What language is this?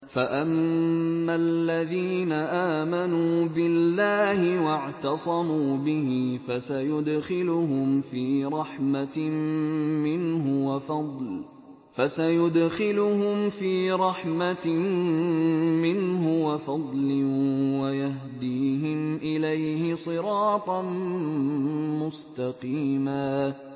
Arabic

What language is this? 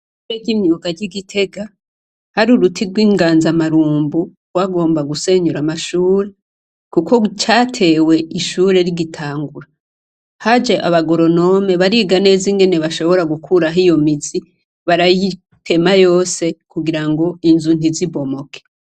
Rundi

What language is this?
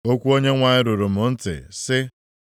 Igbo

